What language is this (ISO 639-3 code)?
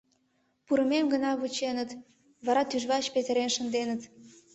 chm